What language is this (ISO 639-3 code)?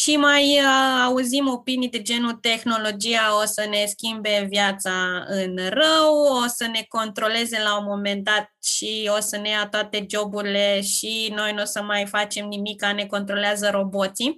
ron